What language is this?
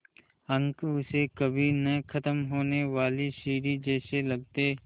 Hindi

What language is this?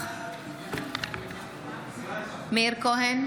Hebrew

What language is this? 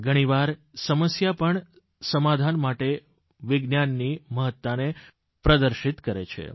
Gujarati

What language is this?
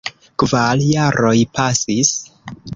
Esperanto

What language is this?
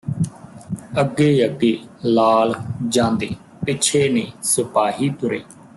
Punjabi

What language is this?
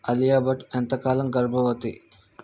Telugu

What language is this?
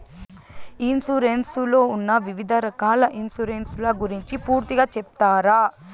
Telugu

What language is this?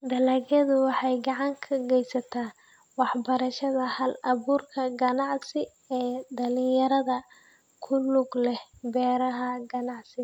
Somali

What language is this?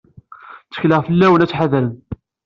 Kabyle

